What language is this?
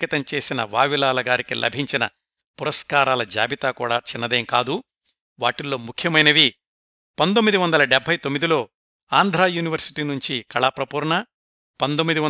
Telugu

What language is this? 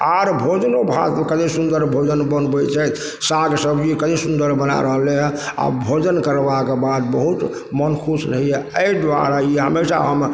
Maithili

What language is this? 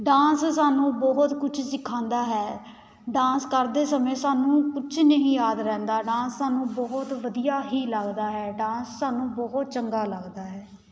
Punjabi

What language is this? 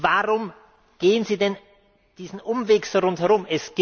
German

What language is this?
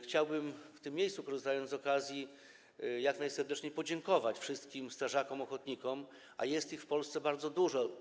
Polish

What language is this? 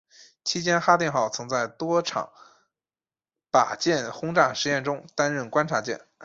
Chinese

